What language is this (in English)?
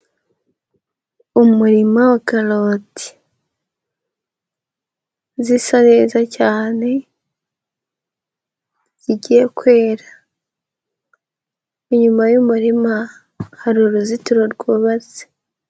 Kinyarwanda